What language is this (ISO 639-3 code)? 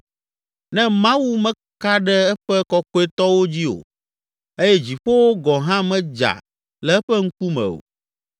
ewe